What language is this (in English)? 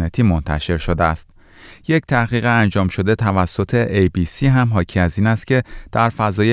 Persian